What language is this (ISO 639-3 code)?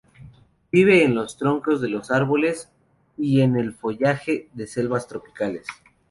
spa